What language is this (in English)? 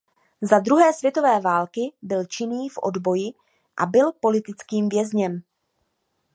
Czech